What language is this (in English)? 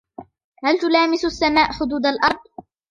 Arabic